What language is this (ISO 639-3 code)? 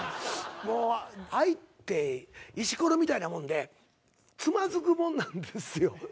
jpn